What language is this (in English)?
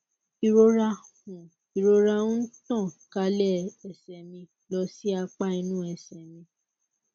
Yoruba